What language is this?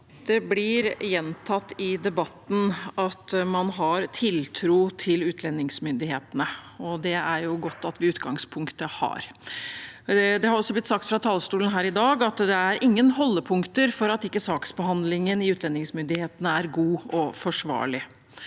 Norwegian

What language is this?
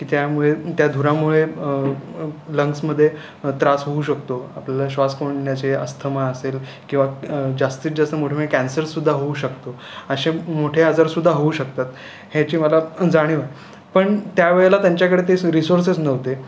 Marathi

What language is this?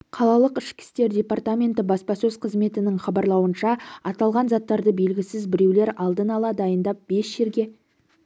Kazakh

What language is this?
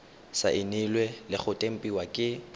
Tswana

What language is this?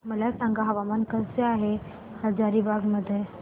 Marathi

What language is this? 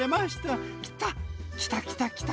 Japanese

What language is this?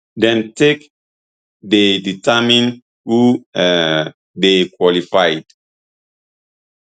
Nigerian Pidgin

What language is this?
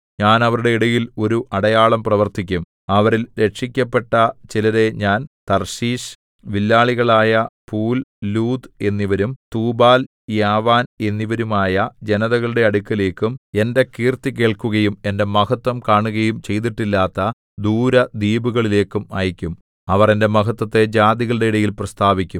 Malayalam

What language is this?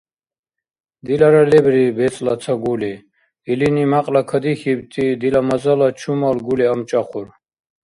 Dargwa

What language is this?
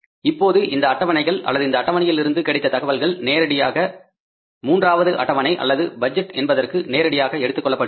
Tamil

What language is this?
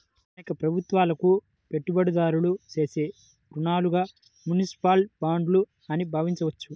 Telugu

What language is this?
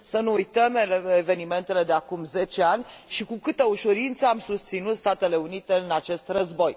Romanian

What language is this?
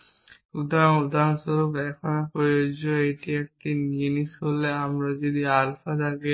Bangla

